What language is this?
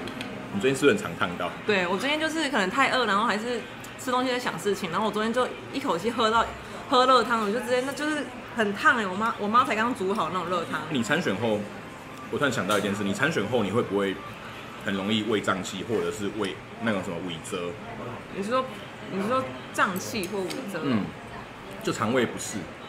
Chinese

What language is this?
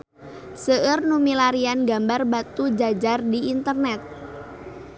Sundanese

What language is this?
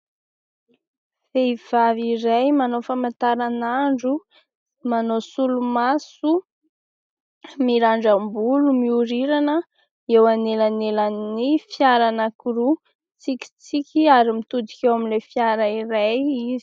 Malagasy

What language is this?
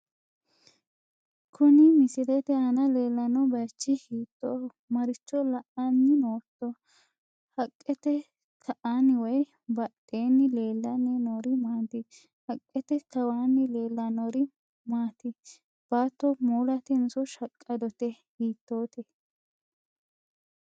Sidamo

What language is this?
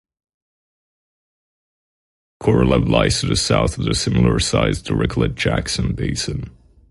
English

